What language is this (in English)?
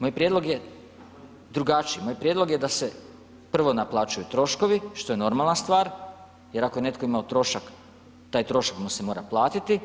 Croatian